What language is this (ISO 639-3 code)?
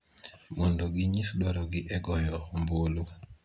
luo